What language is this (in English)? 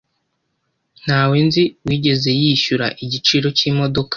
Kinyarwanda